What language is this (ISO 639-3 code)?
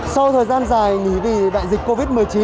vie